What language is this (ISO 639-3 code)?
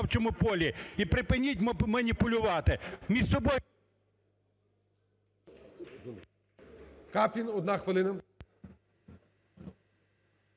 ukr